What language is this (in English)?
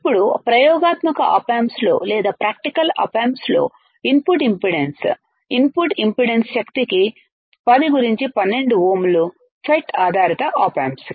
Telugu